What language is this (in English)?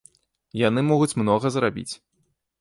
Belarusian